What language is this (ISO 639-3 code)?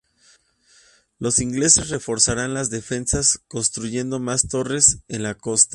spa